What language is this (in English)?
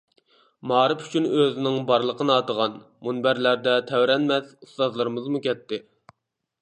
Uyghur